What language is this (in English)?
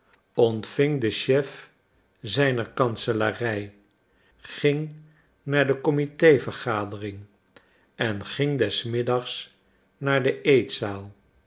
Dutch